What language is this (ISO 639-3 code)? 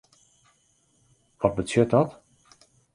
fry